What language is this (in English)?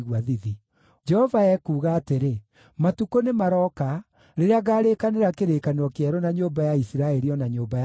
Kikuyu